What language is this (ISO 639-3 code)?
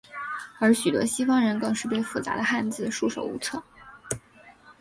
zho